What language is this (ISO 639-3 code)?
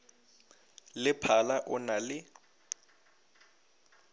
nso